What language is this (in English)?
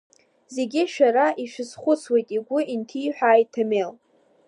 Abkhazian